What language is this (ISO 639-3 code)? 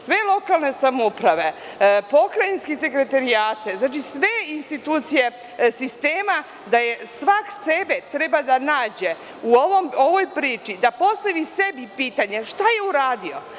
srp